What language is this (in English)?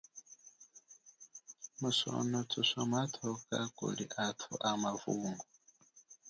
Chokwe